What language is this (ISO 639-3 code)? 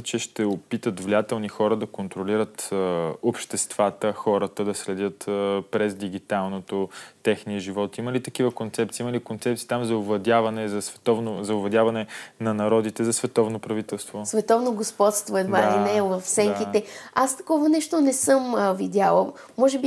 bul